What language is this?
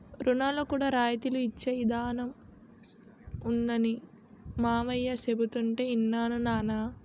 Telugu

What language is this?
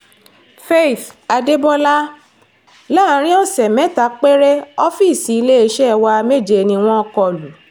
Yoruba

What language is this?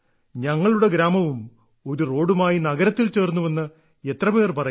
Malayalam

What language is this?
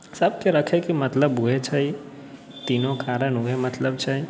Maithili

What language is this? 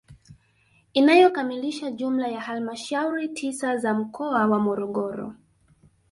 Swahili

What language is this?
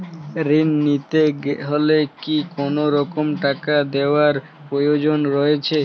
Bangla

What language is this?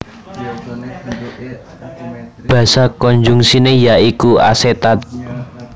Javanese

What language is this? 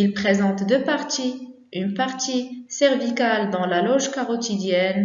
French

